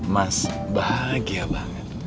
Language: Indonesian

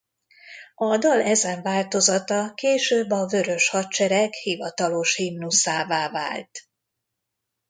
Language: Hungarian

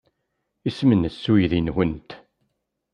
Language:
Kabyle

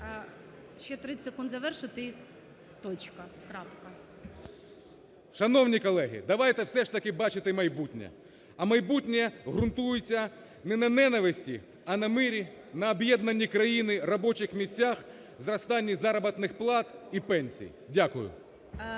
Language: Ukrainian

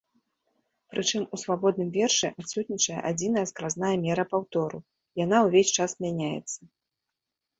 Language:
Belarusian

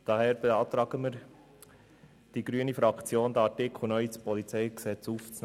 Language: Swiss German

